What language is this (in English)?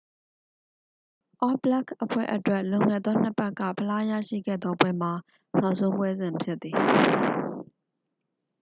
Burmese